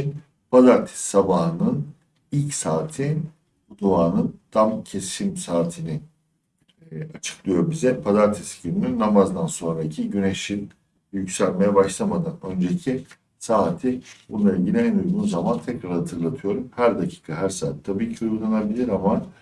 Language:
Turkish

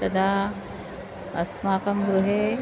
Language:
Sanskrit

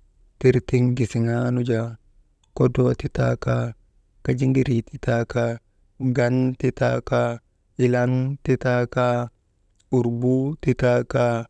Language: Maba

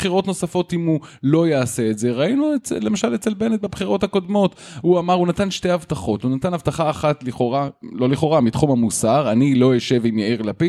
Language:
Hebrew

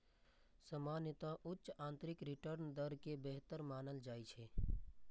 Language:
Maithili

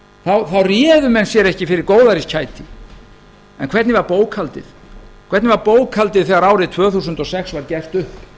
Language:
Icelandic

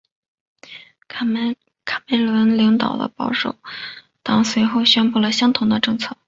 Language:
Chinese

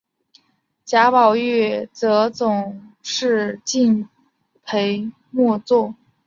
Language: Chinese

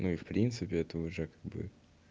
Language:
Russian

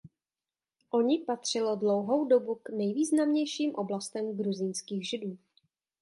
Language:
Czech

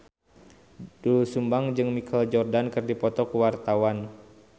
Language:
Sundanese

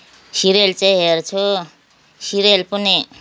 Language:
Nepali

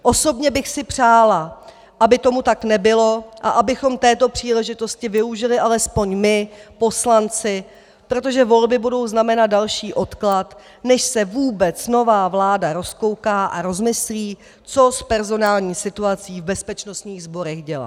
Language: Czech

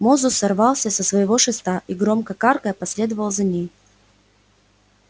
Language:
Russian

